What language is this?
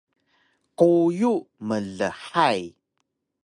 Taroko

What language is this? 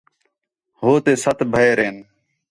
Khetrani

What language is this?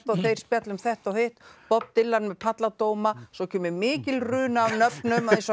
Icelandic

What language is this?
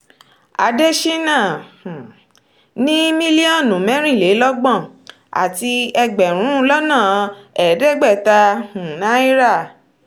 Yoruba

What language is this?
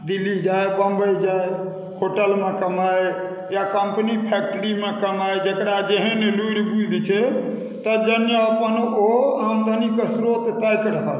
Maithili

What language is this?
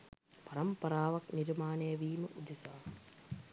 Sinhala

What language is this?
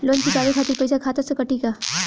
Bhojpuri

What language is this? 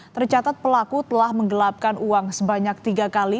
Indonesian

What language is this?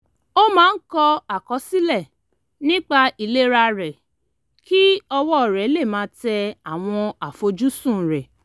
Yoruba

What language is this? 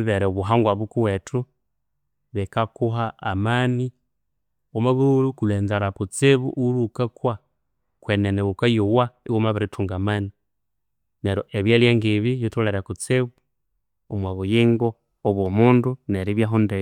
Konzo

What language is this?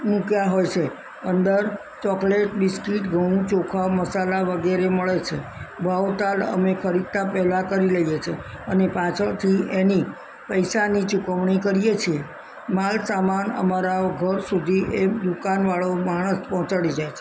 Gujarati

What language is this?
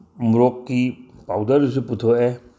Manipuri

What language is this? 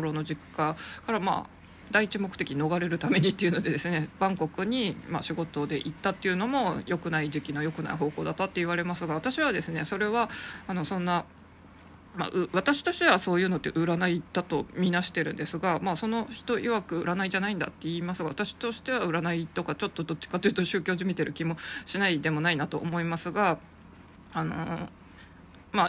Japanese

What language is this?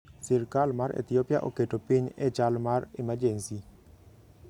Luo (Kenya and Tanzania)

